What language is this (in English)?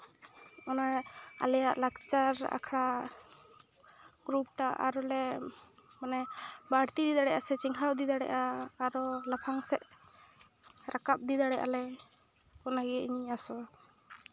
Santali